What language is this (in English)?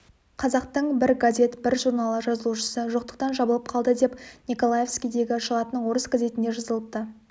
Kazakh